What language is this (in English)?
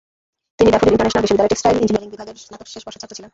Bangla